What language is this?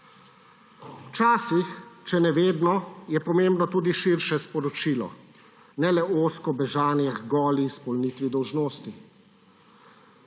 Slovenian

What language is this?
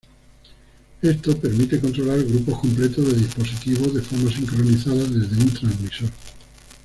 Spanish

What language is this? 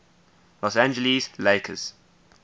English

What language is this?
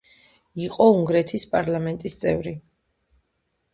Georgian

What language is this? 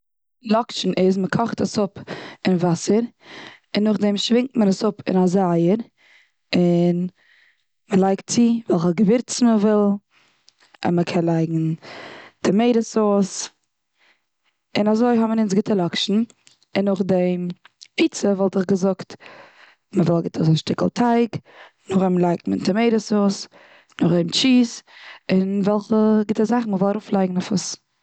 Yiddish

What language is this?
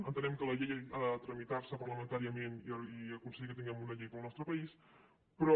Catalan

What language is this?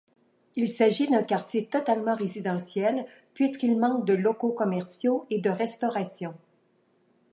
French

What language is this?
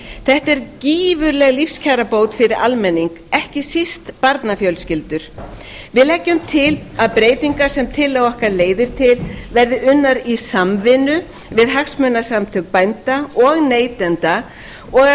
Icelandic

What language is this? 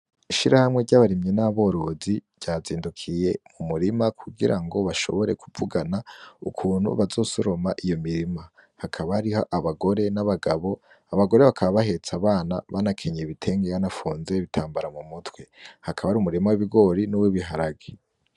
Rundi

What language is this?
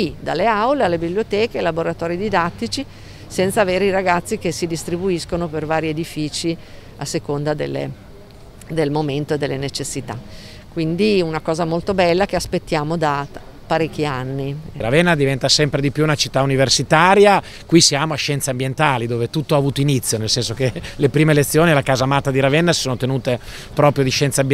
Italian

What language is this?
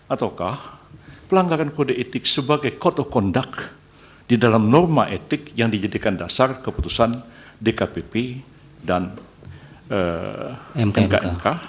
Indonesian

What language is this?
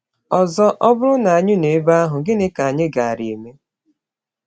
Igbo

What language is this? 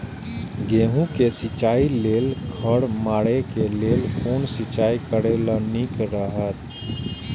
Maithili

